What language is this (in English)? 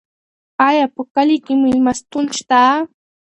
Pashto